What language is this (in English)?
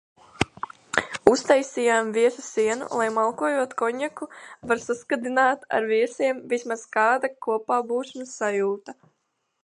Latvian